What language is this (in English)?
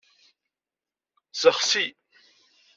Kabyle